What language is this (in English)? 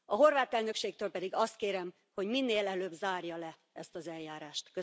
Hungarian